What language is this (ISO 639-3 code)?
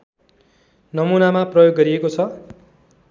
nep